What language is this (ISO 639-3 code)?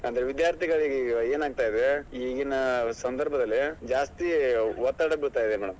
kan